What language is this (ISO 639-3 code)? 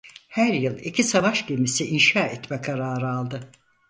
tur